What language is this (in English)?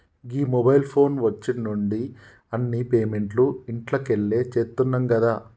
Telugu